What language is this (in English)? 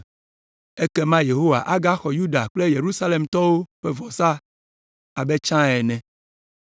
Ewe